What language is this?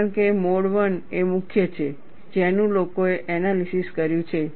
Gujarati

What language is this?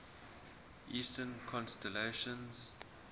English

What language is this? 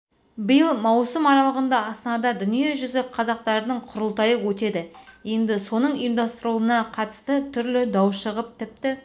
Kazakh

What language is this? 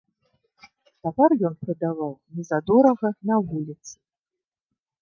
Belarusian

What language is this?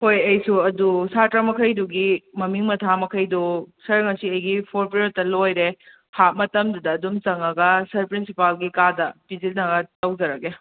Manipuri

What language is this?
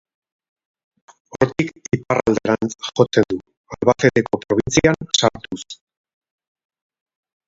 Basque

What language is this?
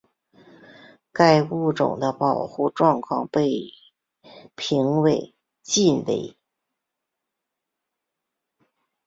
Chinese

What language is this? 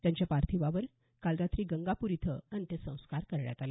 Marathi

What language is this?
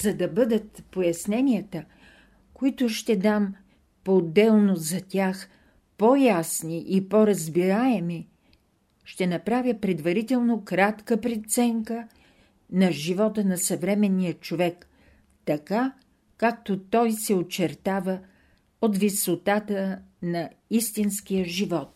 Bulgarian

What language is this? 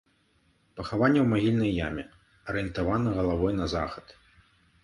Belarusian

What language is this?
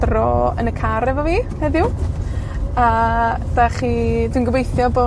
Welsh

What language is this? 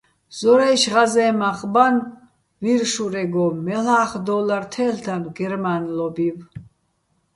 Bats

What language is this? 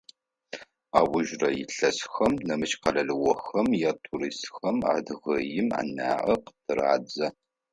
Adyghe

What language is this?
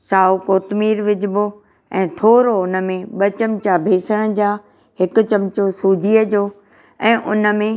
Sindhi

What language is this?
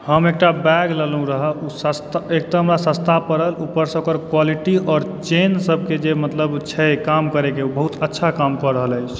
Maithili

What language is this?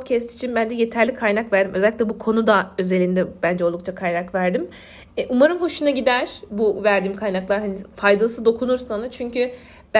Turkish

